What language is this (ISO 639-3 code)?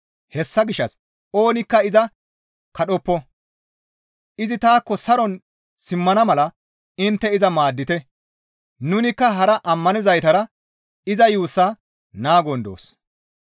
gmv